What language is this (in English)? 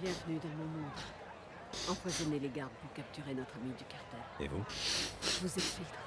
French